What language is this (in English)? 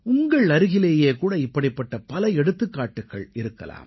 Tamil